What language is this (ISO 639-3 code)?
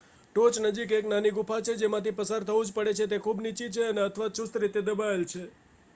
guj